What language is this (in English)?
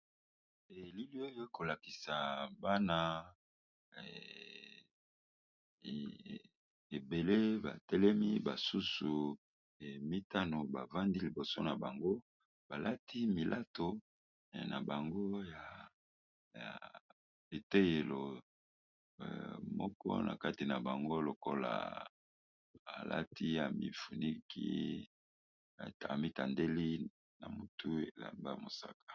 Lingala